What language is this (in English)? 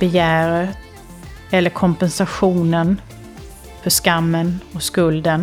Swedish